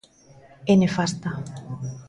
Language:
Galician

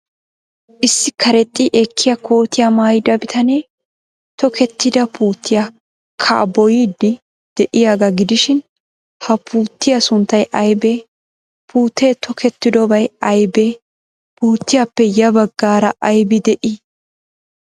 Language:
Wolaytta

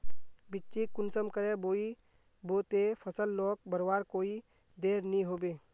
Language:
Magahi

